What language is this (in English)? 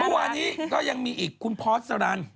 Thai